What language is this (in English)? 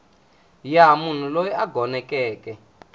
Tsonga